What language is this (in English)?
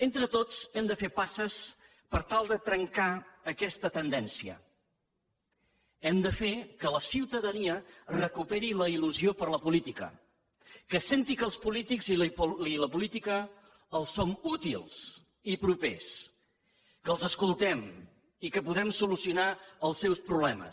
Catalan